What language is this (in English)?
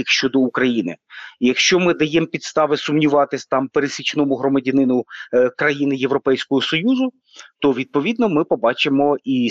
Ukrainian